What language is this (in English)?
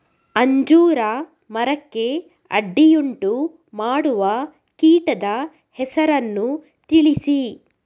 Kannada